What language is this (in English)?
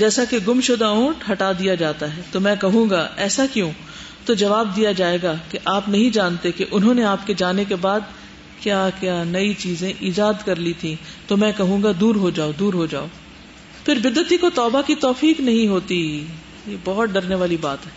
Urdu